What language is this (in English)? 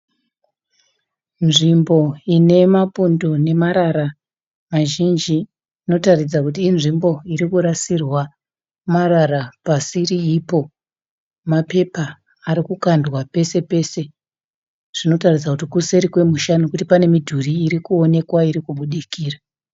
Shona